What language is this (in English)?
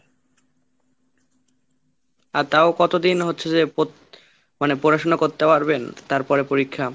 Bangla